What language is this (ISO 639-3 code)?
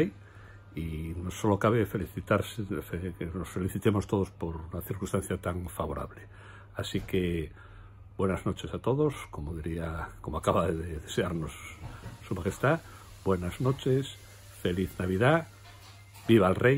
spa